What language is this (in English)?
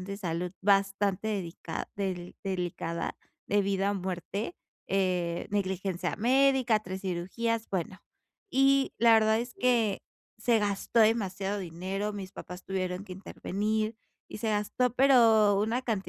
Spanish